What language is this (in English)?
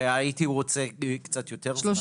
Hebrew